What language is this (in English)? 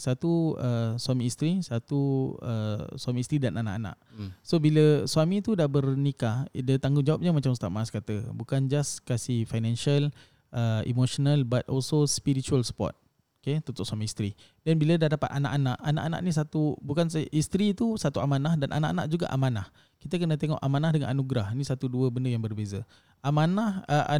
Malay